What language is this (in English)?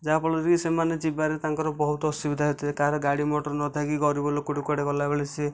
Odia